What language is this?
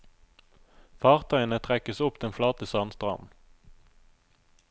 Norwegian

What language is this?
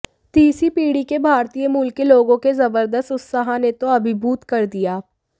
Hindi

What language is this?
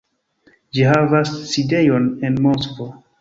Esperanto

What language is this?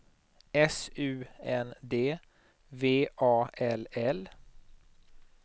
Swedish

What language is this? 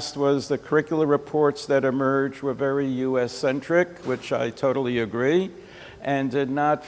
English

